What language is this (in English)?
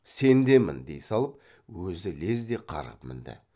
Kazakh